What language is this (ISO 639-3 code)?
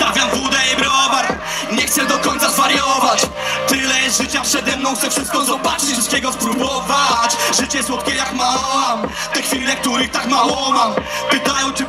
pol